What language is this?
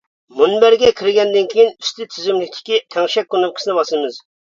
Uyghur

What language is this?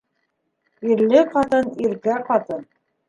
Bashkir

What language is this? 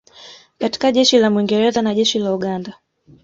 Swahili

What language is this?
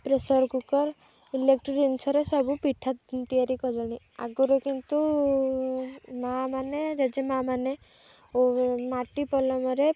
Odia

